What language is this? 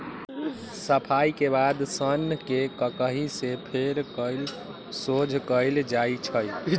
Magahi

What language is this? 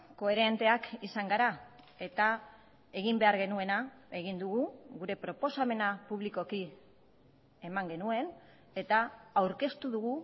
Basque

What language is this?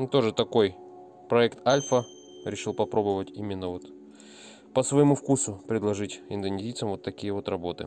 Russian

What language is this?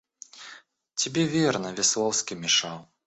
Russian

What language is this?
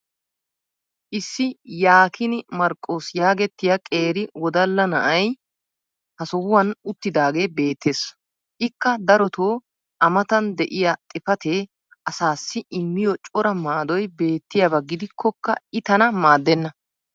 Wolaytta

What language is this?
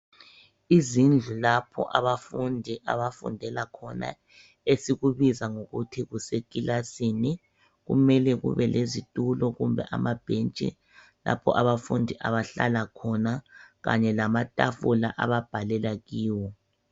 North Ndebele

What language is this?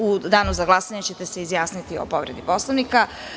Serbian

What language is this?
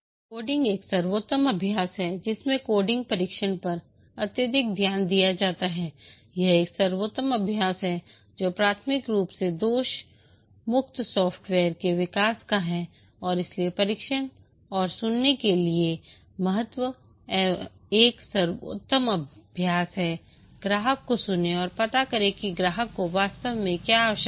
Hindi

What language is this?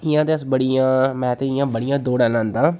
Dogri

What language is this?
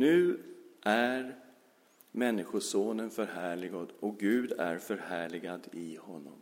Swedish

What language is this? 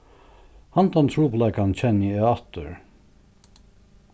Faroese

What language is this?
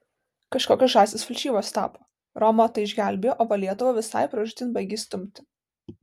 Lithuanian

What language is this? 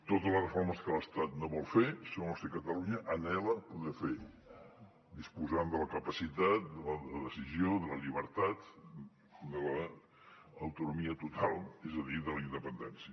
Catalan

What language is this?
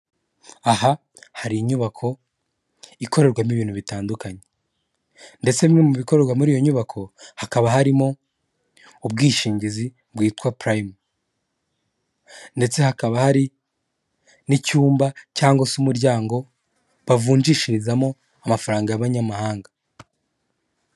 Kinyarwanda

